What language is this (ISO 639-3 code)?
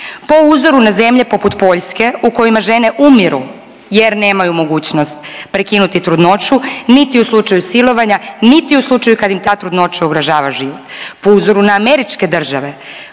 hrv